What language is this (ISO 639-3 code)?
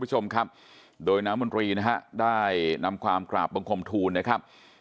tha